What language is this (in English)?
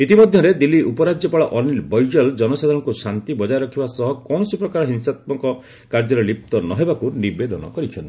Odia